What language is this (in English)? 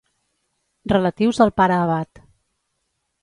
Catalan